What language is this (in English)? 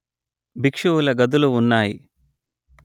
Telugu